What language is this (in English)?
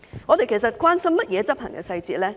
Cantonese